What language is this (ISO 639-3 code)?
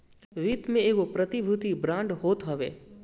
bho